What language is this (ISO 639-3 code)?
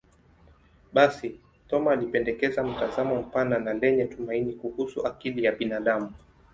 swa